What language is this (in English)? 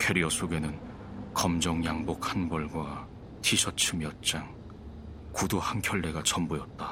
Korean